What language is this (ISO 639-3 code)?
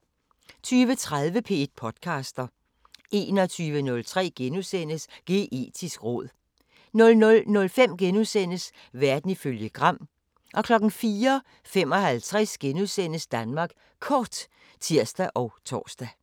dan